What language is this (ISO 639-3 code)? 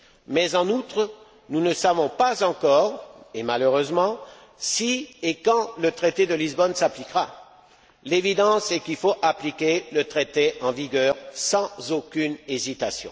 fra